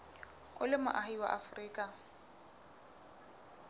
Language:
Southern Sotho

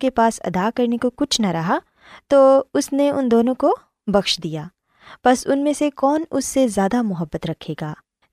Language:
Urdu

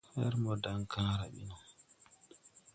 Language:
Tupuri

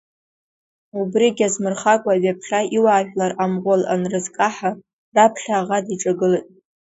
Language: Abkhazian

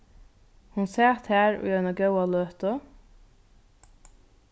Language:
Faroese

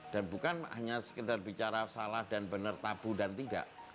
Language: Indonesian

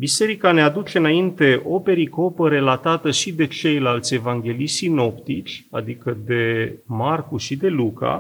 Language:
Romanian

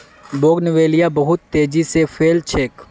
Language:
Magahi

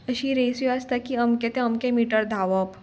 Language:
Konkani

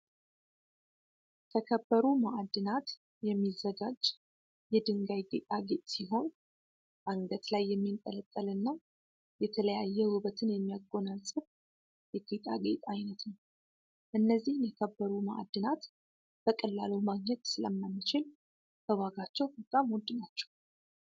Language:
Amharic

